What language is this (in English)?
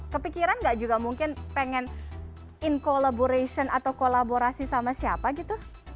Indonesian